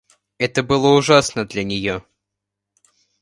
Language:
Russian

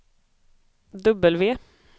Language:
Swedish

